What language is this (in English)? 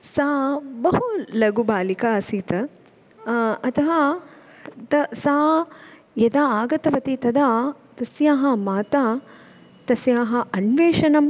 Sanskrit